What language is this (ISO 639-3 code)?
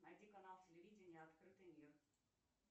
rus